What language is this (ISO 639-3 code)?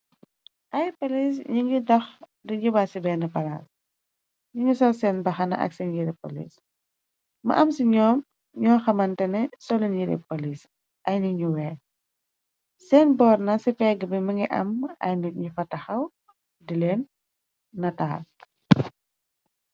wol